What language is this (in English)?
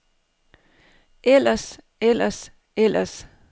Danish